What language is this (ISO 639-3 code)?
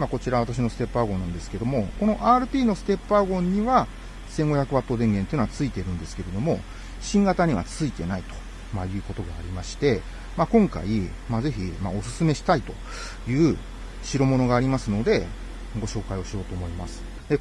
jpn